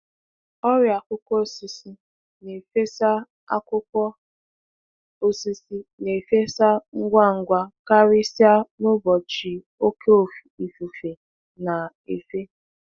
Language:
Igbo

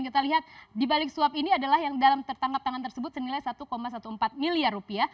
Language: Indonesian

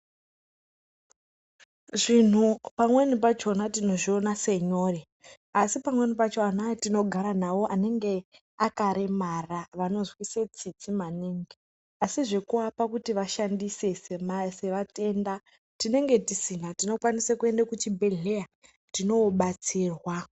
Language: Ndau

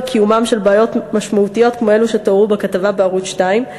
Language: Hebrew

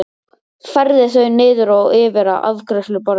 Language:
Icelandic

